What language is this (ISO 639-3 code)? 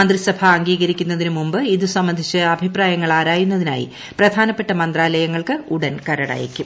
mal